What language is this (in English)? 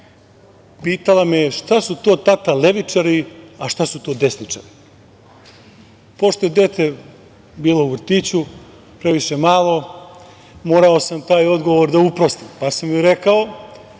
Serbian